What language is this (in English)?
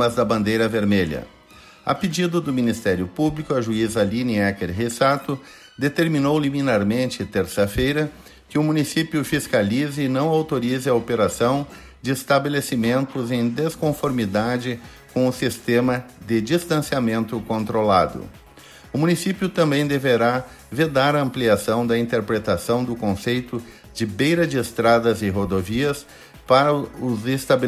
Portuguese